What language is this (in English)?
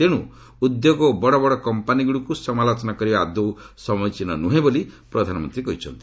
Odia